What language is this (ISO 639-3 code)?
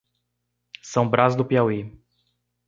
por